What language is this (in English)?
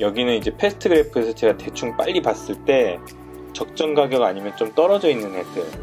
Korean